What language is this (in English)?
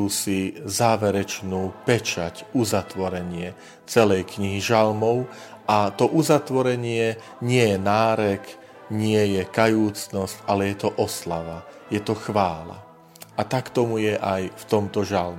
Slovak